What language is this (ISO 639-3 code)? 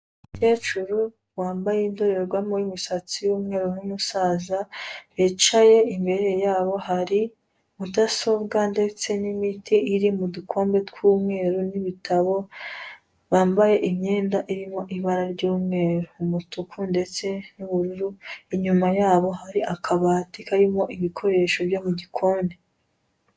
kin